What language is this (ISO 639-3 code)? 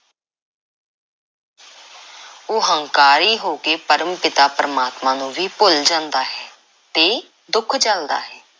pan